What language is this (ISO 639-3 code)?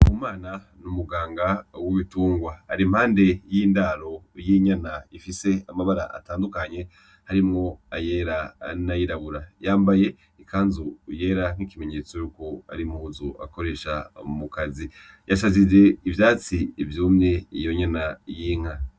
run